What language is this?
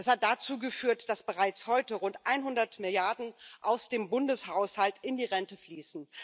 German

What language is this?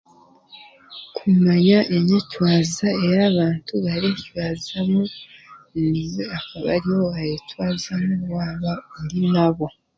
Chiga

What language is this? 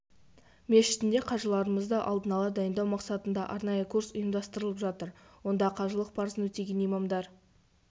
Kazakh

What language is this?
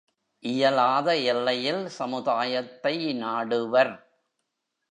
Tamil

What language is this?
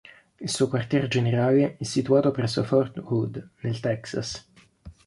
Italian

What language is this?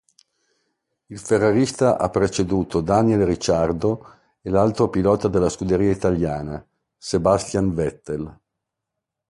Italian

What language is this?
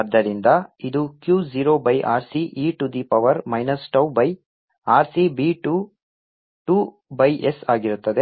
Kannada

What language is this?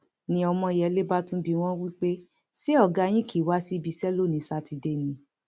Yoruba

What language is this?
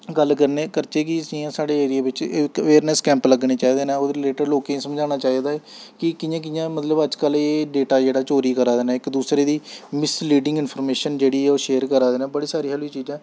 Dogri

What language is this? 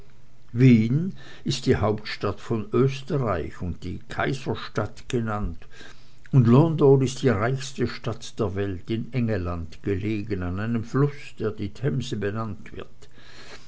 German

